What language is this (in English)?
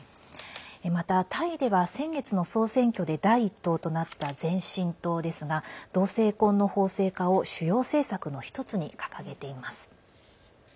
Japanese